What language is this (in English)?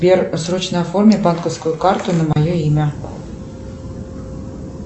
Russian